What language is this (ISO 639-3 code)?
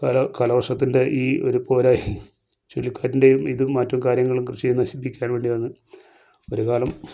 mal